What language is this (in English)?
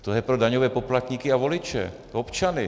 Czech